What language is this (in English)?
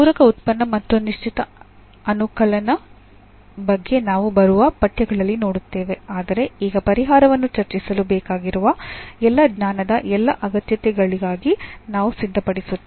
Kannada